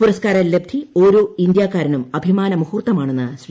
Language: Malayalam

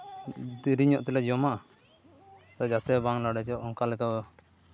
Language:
Santali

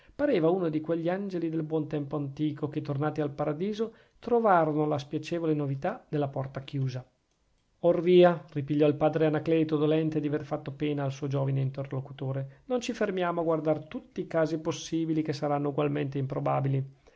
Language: Italian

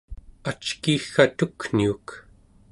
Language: Central Yupik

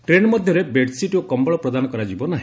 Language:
Odia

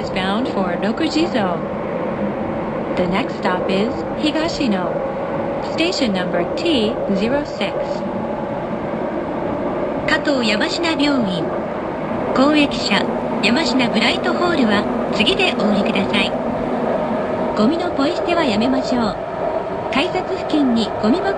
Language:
Japanese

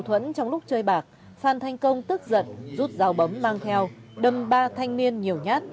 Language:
Vietnamese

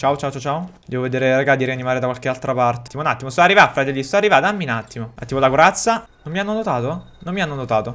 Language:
Italian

